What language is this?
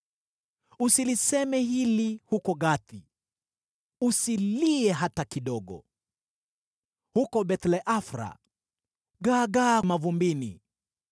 Swahili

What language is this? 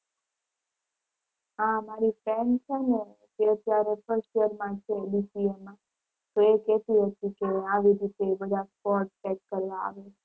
Gujarati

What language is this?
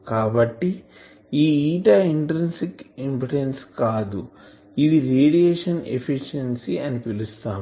Telugu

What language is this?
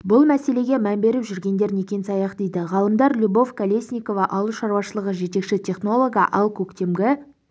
Kazakh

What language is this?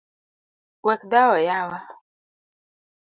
Luo (Kenya and Tanzania)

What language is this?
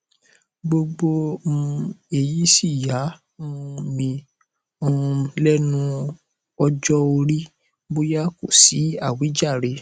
Yoruba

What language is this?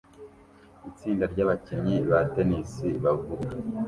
Kinyarwanda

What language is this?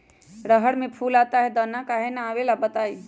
Magahi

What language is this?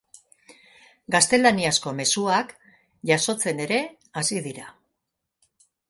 Basque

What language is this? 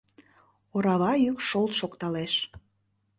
Mari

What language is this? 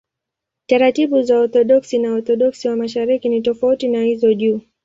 Swahili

